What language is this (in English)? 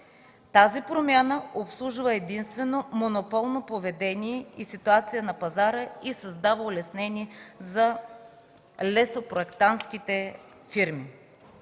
Bulgarian